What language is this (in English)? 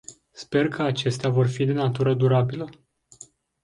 Romanian